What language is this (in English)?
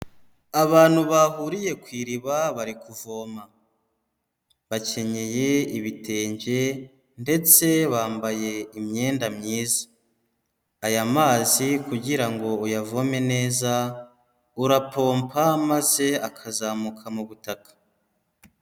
Kinyarwanda